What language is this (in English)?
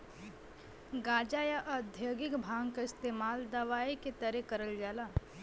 Bhojpuri